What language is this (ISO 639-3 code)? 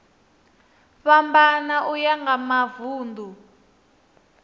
ven